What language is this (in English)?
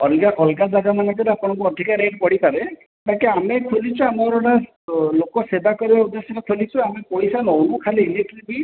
Odia